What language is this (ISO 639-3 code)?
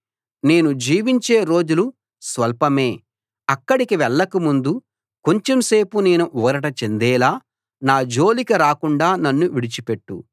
tel